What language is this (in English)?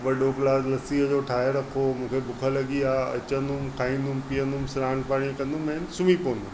Sindhi